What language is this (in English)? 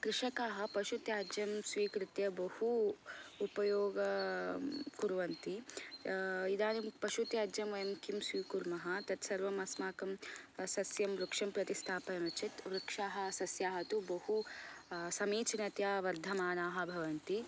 Sanskrit